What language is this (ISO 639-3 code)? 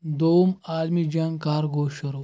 kas